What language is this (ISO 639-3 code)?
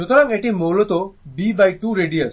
ben